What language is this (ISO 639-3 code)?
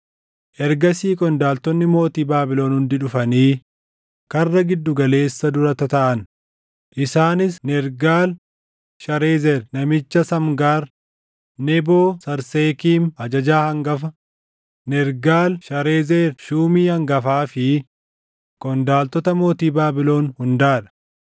orm